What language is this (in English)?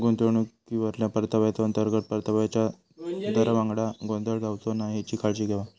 Marathi